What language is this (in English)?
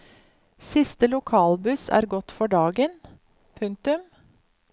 Norwegian